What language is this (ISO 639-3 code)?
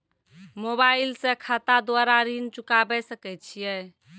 mai